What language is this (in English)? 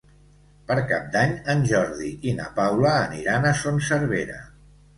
Catalan